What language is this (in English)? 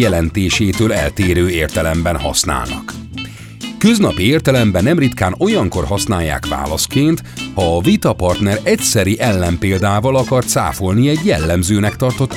Hungarian